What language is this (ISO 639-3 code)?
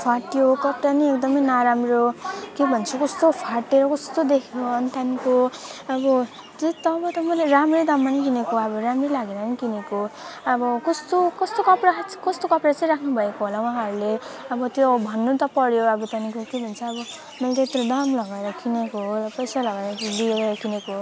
nep